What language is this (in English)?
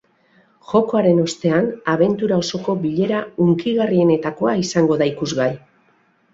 Basque